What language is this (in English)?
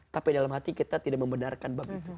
Indonesian